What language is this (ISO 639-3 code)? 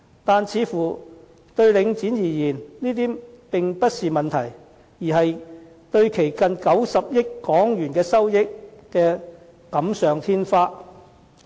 yue